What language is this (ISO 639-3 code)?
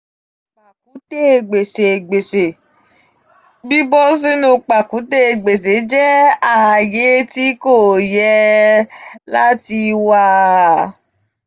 yor